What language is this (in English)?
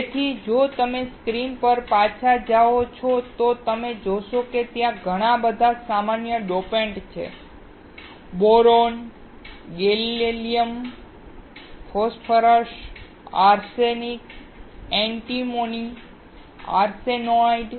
Gujarati